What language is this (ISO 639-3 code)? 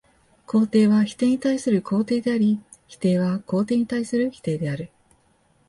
jpn